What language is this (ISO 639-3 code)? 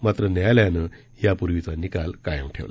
mar